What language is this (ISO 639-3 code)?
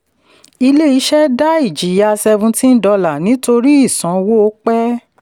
yor